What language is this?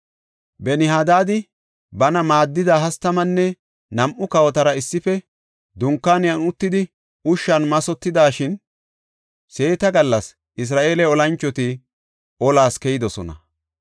Gofa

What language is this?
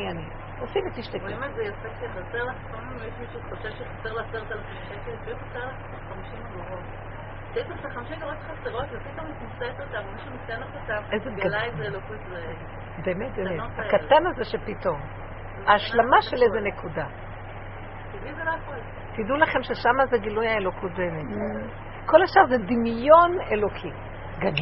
Hebrew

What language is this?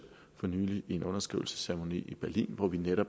Danish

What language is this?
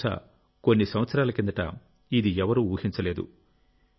Telugu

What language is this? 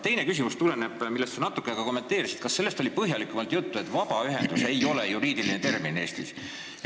Estonian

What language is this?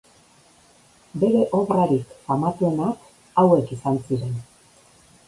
Basque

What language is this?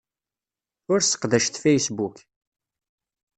Kabyle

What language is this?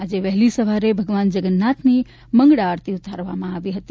Gujarati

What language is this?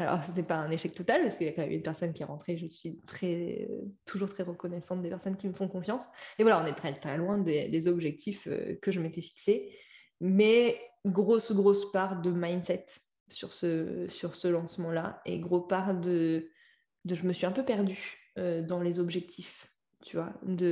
French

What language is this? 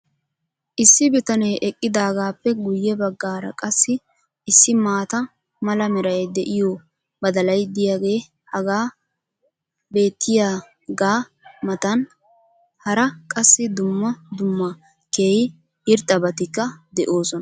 Wolaytta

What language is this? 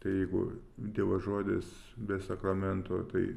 Lithuanian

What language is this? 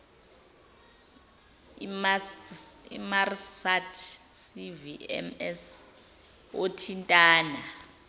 Zulu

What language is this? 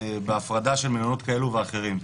Hebrew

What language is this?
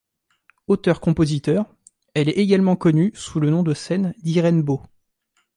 French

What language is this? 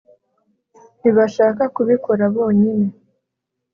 Kinyarwanda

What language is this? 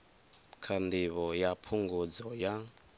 Venda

